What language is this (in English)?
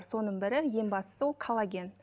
Kazakh